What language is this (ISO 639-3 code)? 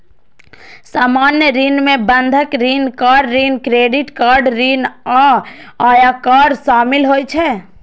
mai